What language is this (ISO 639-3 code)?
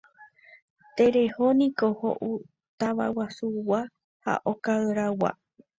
grn